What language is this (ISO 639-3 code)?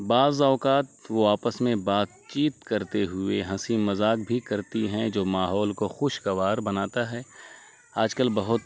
urd